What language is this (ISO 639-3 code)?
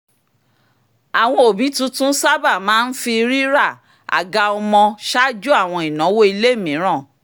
yor